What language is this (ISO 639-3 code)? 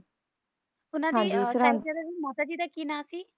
pan